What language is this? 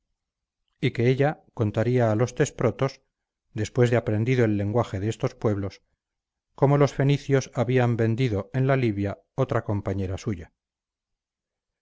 Spanish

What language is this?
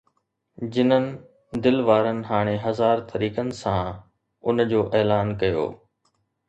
Sindhi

